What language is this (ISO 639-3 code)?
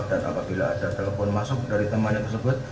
ind